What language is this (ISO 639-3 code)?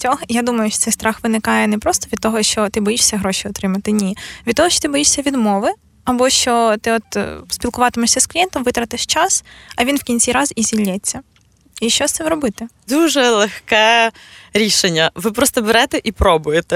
ukr